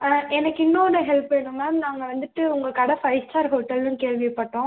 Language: Tamil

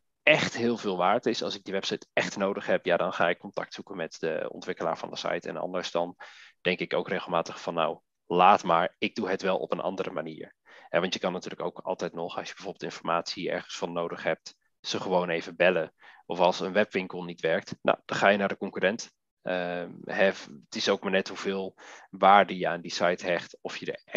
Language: Dutch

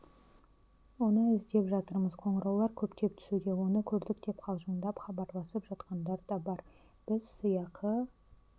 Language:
Kazakh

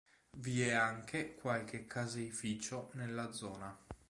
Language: Italian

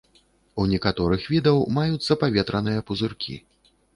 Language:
Belarusian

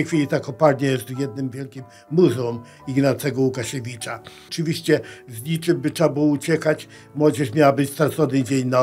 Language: Polish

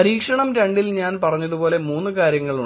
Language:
Malayalam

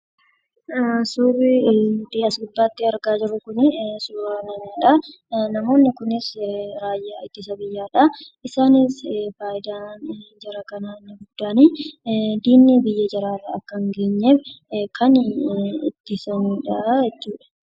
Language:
Oromo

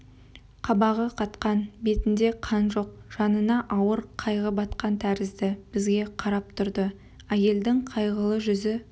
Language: Kazakh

